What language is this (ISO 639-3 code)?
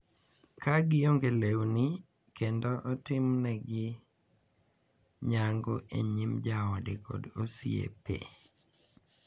luo